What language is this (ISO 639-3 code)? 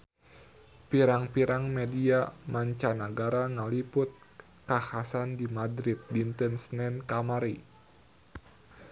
sun